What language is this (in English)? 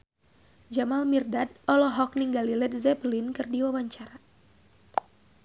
Sundanese